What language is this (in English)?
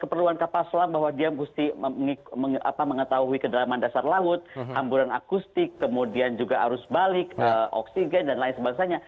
Indonesian